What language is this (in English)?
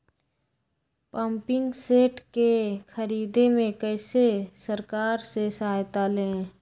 Magahi